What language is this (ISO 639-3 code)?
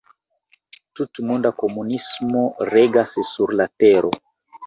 epo